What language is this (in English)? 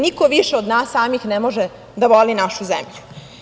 Serbian